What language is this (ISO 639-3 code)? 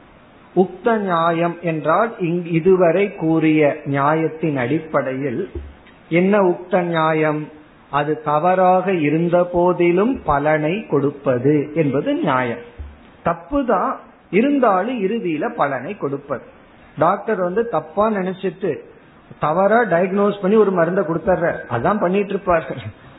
tam